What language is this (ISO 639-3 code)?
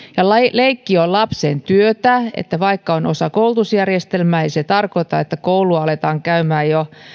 fin